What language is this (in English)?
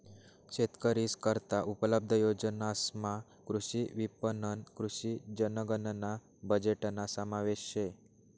Marathi